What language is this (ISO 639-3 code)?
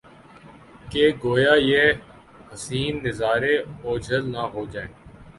urd